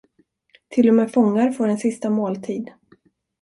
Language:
Swedish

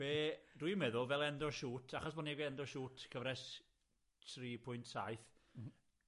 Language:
Welsh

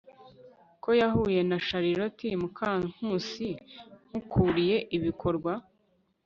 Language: Kinyarwanda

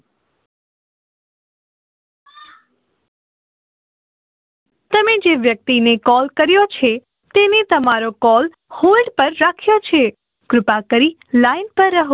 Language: Gujarati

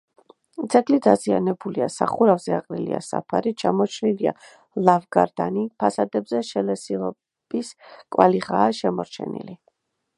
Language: Georgian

